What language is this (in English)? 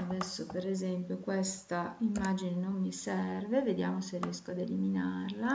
Italian